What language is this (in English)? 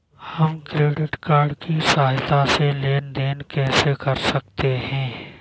Hindi